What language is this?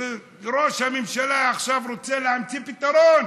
Hebrew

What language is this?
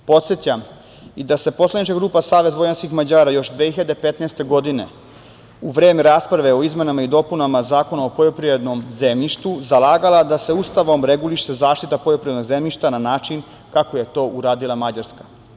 Serbian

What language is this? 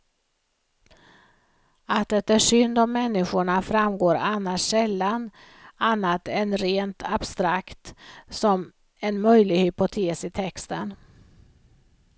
Swedish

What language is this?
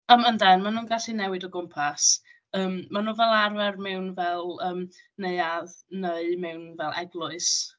Welsh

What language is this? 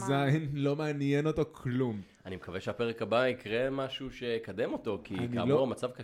Hebrew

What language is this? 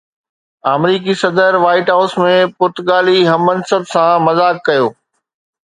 Sindhi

